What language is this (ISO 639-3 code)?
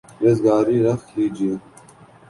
urd